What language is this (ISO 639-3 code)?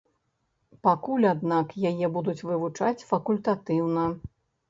bel